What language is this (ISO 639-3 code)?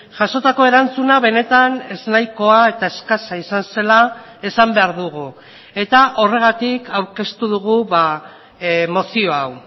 eus